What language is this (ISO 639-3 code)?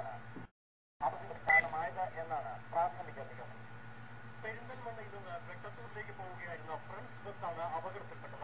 ell